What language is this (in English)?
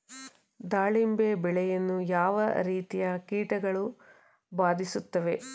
Kannada